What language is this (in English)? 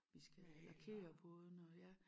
Danish